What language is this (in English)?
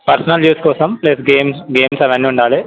Telugu